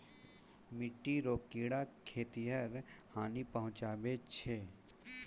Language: Maithili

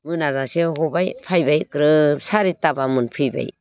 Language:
Bodo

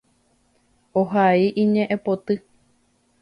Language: Guarani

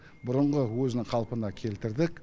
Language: Kazakh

